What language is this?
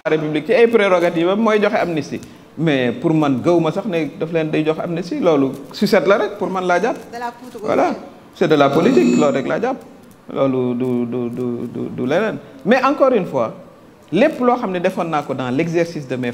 French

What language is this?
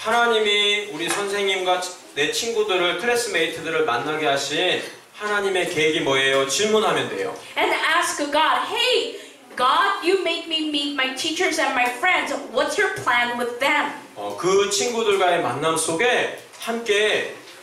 Korean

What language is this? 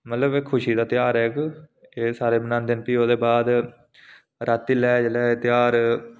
Dogri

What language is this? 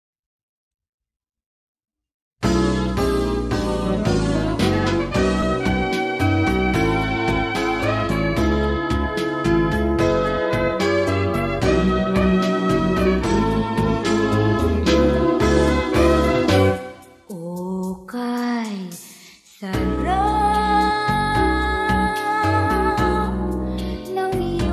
Thai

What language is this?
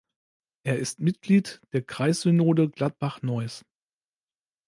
German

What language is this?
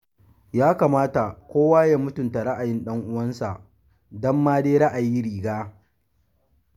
Hausa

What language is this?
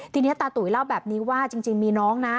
Thai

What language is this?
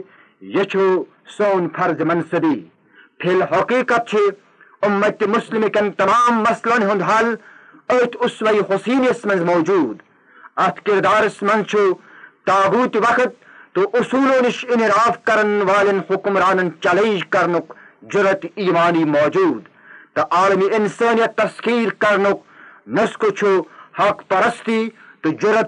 Urdu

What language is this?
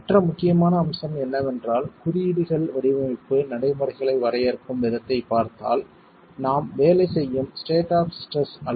Tamil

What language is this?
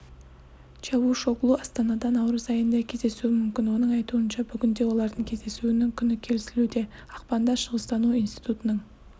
Kazakh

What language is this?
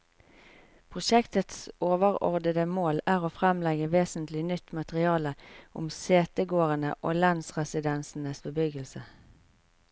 Norwegian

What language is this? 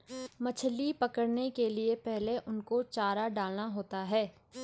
Hindi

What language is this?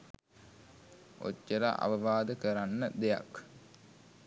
Sinhala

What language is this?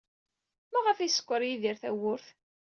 Kabyle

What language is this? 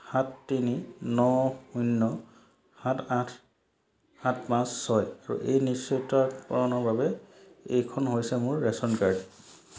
Assamese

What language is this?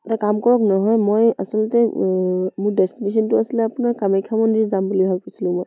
Assamese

